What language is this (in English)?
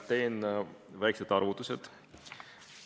Estonian